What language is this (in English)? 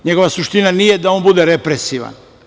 Serbian